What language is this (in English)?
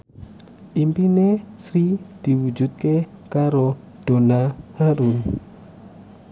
Javanese